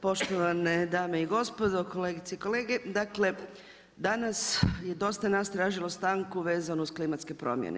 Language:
Croatian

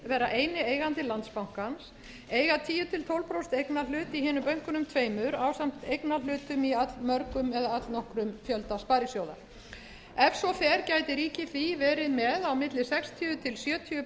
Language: Icelandic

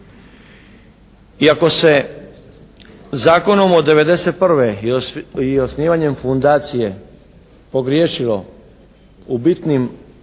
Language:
Croatian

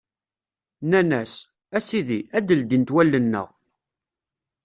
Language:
Kabyle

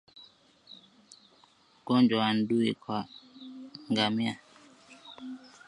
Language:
Swahili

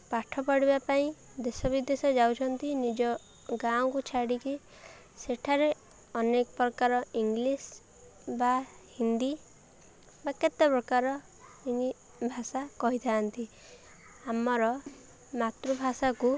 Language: Odia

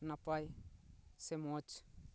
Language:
Santali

